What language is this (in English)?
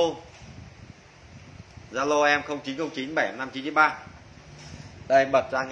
Vietnamese